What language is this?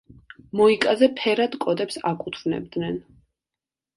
Georgian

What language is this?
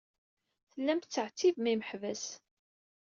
Kabyle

